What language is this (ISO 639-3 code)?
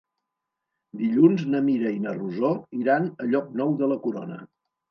cat